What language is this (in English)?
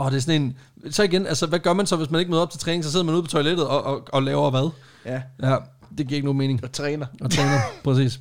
Danish